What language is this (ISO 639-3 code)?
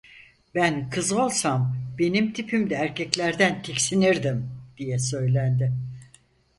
tur